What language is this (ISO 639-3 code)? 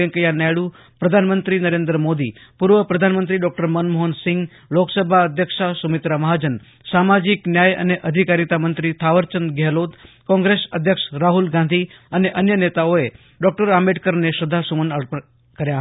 guj